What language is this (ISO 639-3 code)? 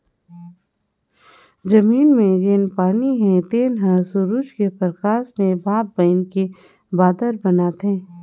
hne